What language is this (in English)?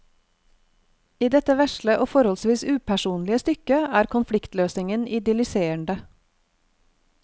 Norwegian